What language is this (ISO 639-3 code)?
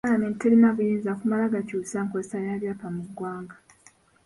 lug